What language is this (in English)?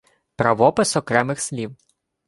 Ukrainian